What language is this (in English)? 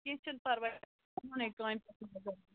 Kashmiri